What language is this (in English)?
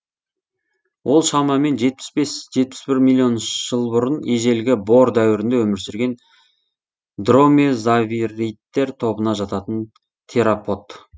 Kazakh